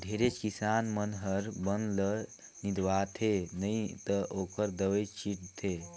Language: Chhattisgarhi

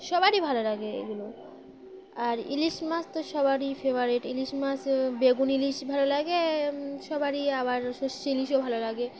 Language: Bangla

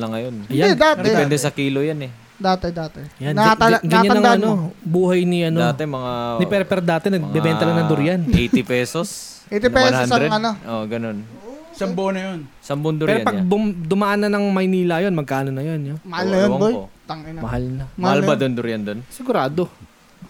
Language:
Filipino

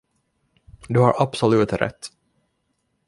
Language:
Swedish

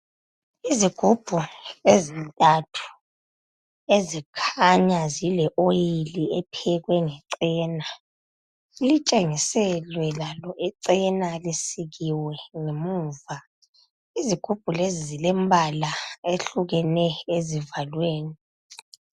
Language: North Ndebele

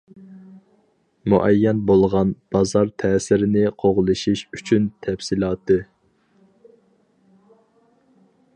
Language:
Uyghur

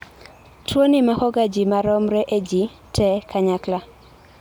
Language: Luo (Kenya and Tanzania)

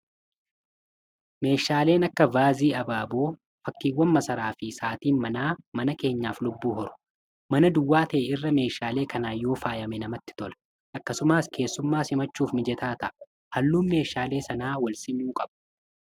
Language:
Oromo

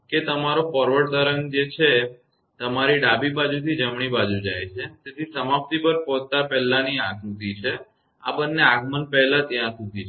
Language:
Gujarati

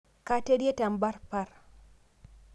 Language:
Masai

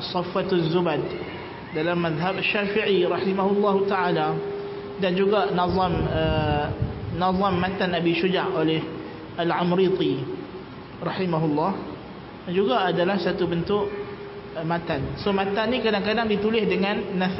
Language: Malay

